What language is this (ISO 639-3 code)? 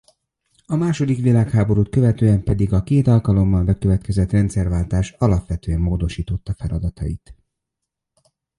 hun